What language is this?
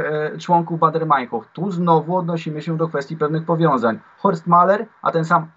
Polish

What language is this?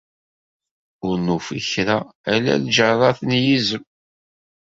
Kabyle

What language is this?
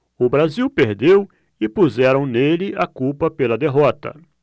Portuguese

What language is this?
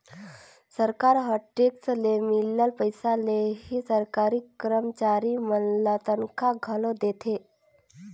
Chhattisgarhi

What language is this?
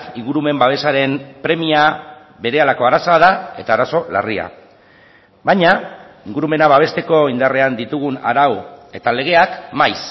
Basque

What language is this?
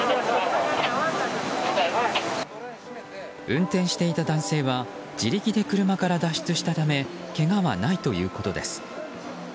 Japanese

